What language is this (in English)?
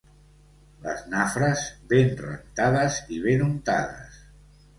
Catalan